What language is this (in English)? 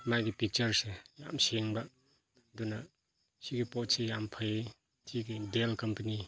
Manipuri